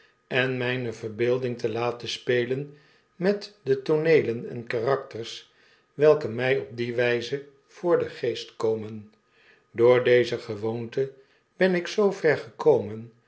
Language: Dutch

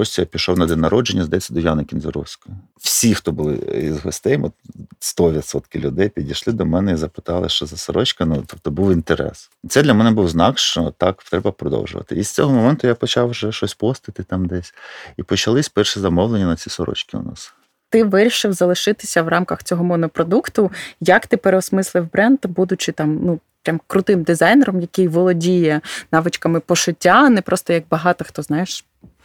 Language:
Ukrainian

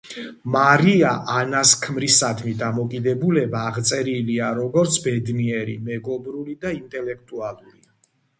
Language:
Georgian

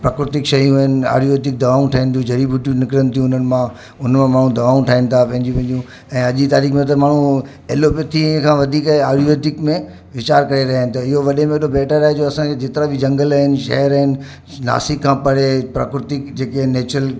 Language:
Sindhi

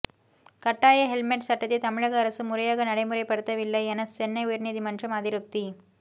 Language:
Tamil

